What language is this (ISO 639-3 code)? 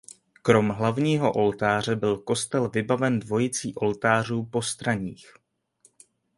ces